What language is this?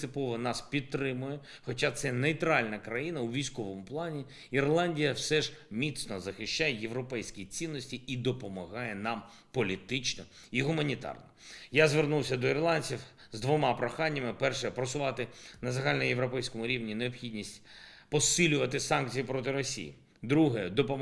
Ukrainian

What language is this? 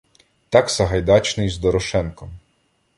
Ukrainian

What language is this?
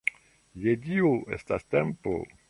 Esperanto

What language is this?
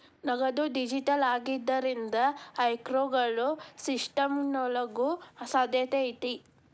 Kannada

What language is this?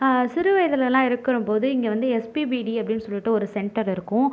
Tamil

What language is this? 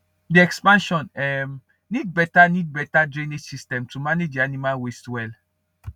Nigerian Pidgin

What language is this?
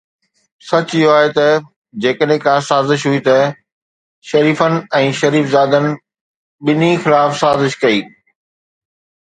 Sindhi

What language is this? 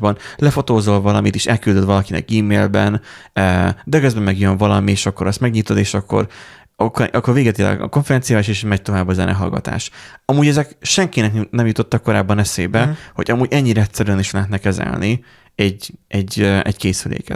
Hungarian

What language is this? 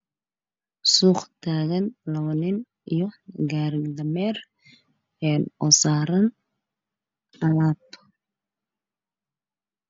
Somali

